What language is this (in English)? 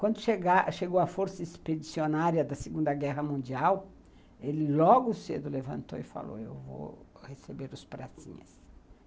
Portuguese